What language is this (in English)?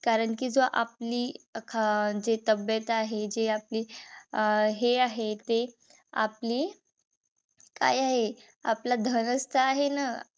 Marathi